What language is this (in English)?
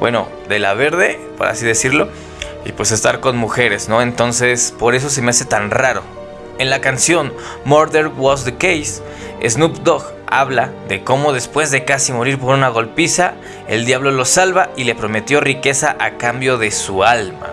Spanish